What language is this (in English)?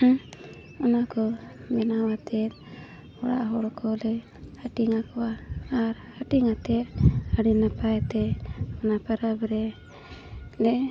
Santali